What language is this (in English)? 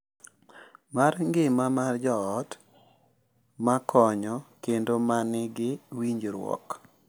Luo (Kenya and Tanzania)